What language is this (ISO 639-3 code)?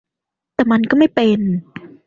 tha